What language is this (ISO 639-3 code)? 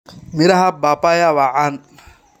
som